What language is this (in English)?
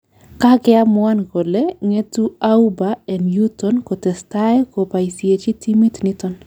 Kalenjin